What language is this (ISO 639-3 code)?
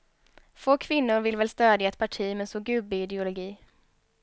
swe